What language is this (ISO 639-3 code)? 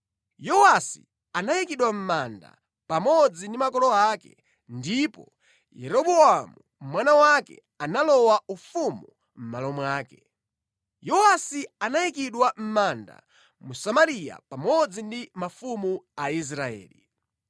nya